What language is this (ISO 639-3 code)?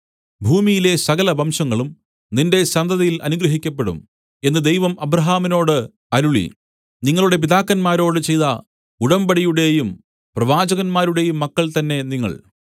mal